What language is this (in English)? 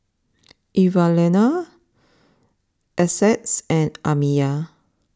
English